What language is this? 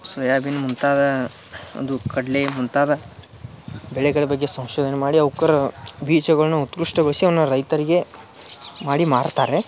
Kannada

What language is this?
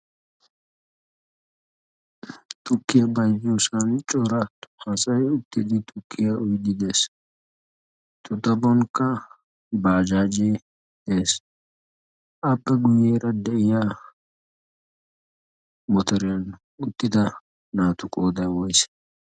Wolaytta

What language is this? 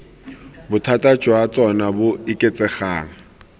Tswana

